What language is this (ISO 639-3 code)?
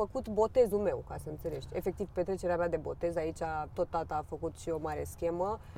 ron